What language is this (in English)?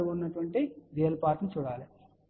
Telugu